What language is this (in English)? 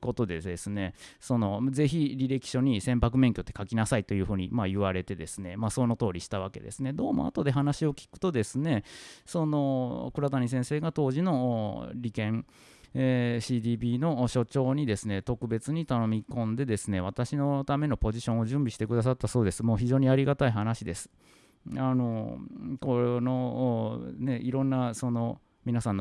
Japanese